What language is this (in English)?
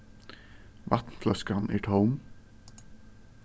Faroese